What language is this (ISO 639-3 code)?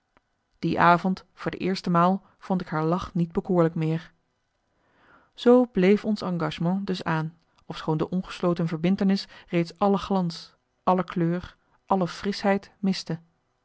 nld